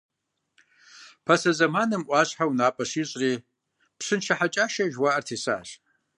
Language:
Kabardian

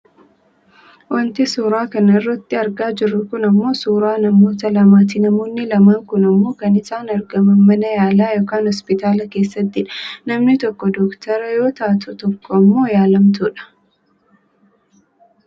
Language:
Oromo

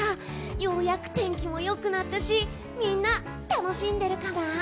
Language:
Japanese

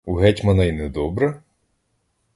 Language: Ukrainian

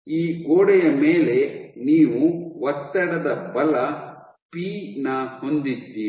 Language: Kannada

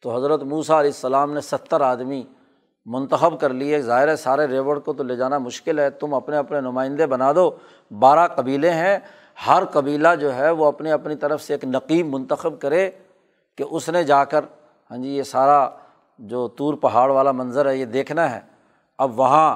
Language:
Urdu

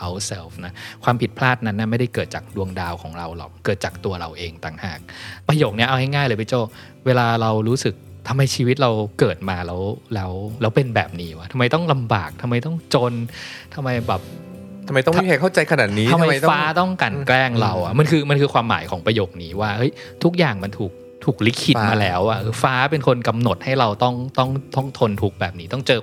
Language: Thai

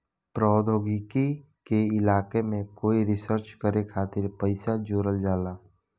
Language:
Bhojpuri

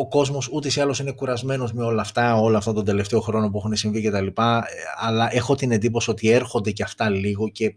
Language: Greek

